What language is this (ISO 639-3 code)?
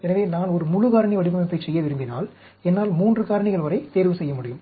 tam